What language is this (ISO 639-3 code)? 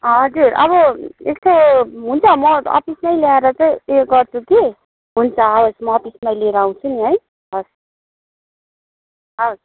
nep